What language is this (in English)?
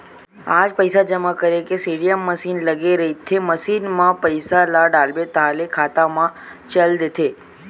Chhattisgarhi